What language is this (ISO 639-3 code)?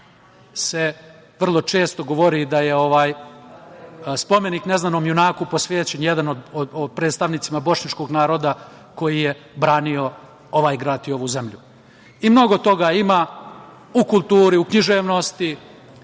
srp